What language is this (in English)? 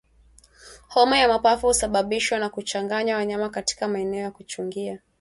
Swahili